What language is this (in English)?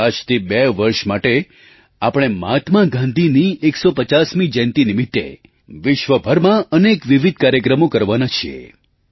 Gujarati